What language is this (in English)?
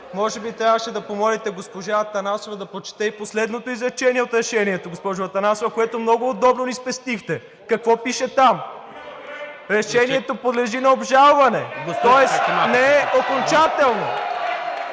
Bulgarian